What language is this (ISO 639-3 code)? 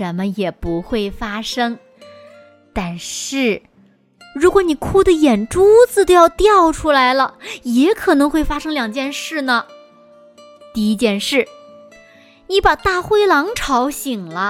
zho